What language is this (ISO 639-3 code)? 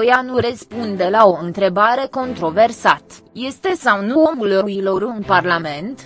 ron